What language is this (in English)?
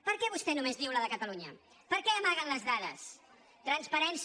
Catalan